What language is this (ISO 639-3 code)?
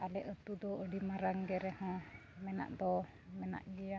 sat